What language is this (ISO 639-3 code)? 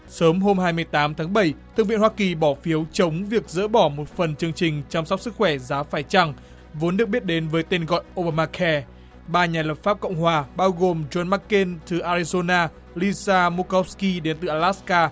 vie